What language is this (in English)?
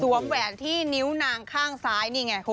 Thai